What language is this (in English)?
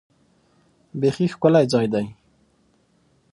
Pashto